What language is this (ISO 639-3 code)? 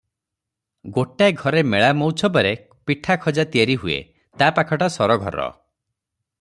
ori